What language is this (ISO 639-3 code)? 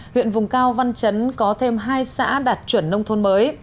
vie